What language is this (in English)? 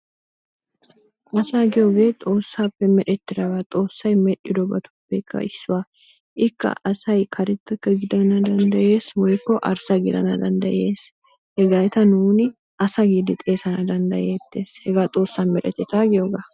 Wolaytta